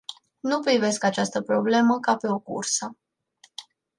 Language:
Romanian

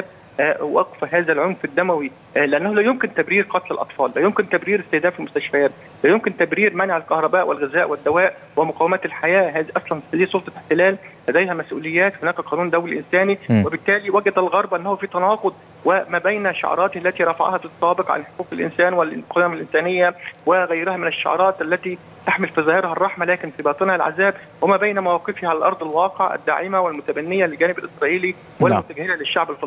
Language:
Arabic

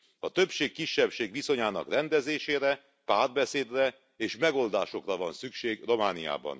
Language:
Hungarian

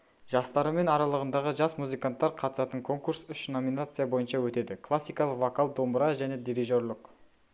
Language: Kazakh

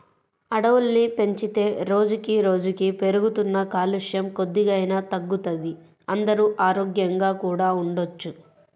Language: Telugu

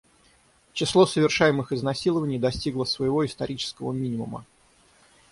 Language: Russian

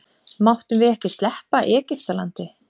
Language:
Icelandic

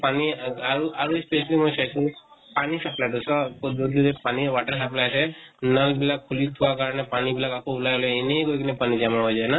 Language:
Assamese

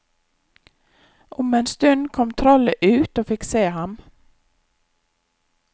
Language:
Norwegian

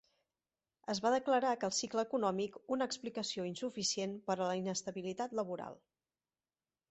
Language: Catalan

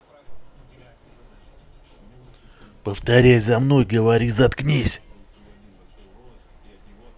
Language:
Russian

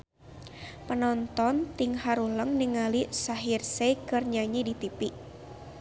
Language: Sundanese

